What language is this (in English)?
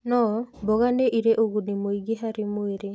Kikuyu